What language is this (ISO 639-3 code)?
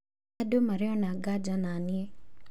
kik